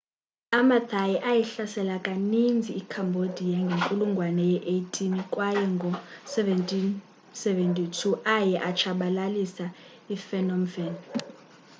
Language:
Xhosa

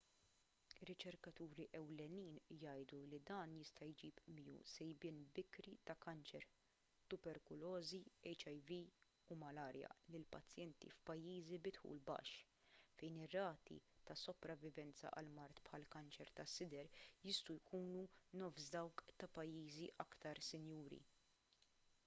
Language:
Maltese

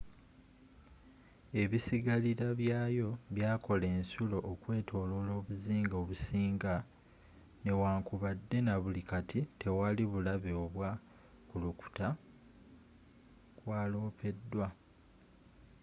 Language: Ganda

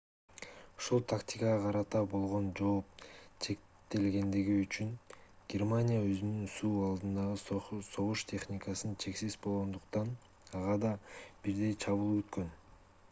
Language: Kyrgyz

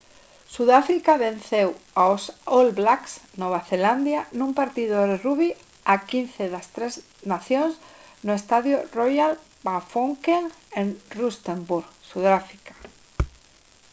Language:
Galician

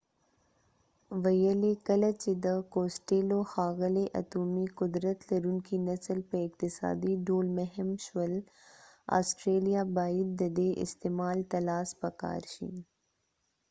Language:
Pashto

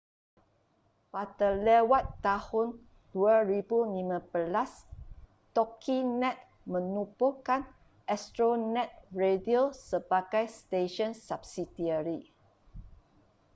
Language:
Malay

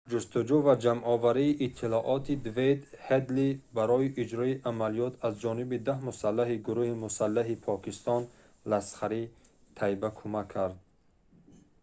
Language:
Tajik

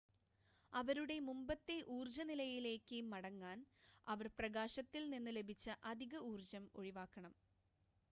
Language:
Malayalam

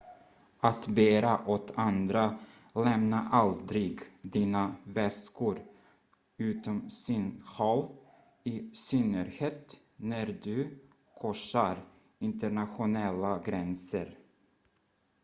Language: Swedish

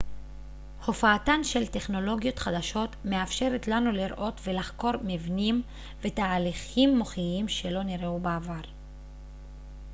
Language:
Hebrew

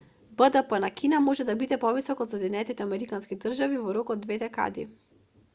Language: Macedonian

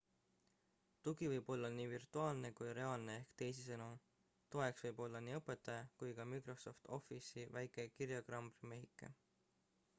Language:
Estonian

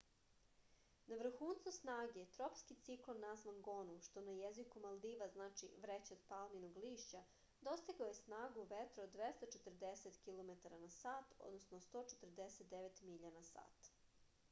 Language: Serbian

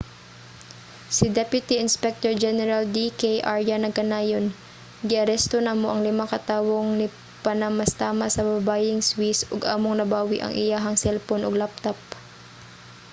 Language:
Cebuano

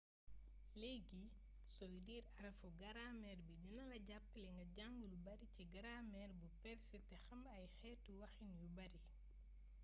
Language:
Wolof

